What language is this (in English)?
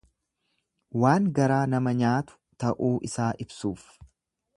Oromo